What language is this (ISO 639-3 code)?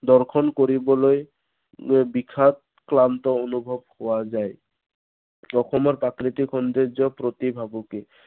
asm